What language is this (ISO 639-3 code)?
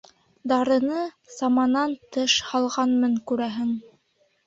bak